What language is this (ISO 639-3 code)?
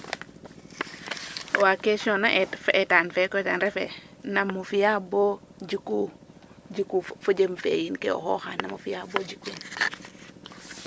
srr